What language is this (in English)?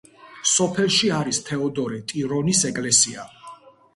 Georgian